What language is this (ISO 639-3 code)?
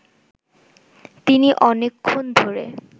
ben